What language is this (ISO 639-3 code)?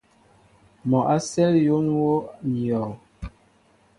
mbo